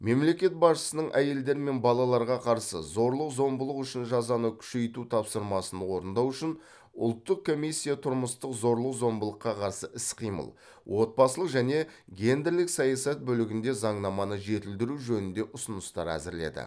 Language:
Kazakh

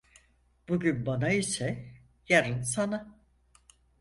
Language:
Turkish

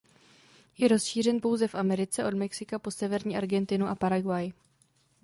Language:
Czech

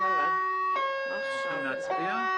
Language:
Hebrew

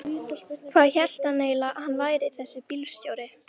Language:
Icelandic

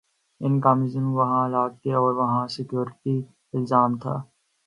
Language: Urdu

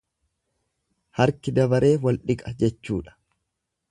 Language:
Oromo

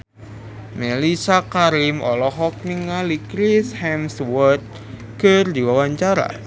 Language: Sundanese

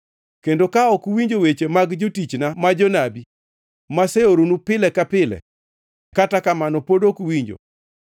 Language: Luo (Kenya and Tanzania)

